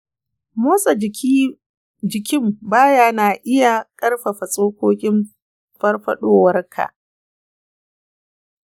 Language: Hausa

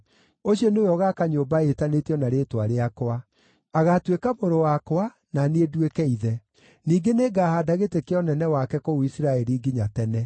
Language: Kikuyu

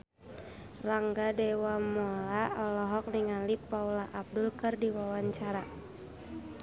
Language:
Sundanese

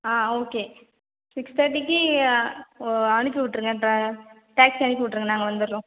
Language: Tamil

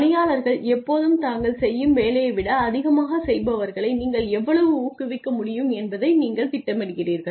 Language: Tamil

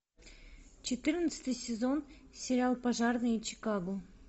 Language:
Russian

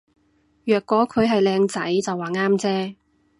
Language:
Cantonese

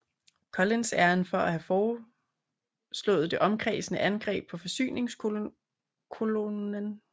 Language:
Danish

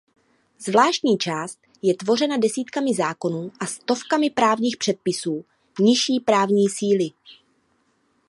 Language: Czech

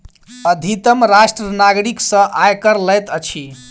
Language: Maithili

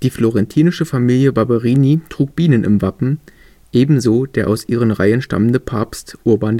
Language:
German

